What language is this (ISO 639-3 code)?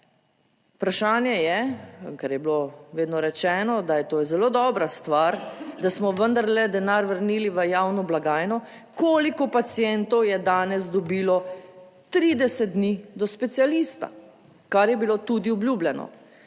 slv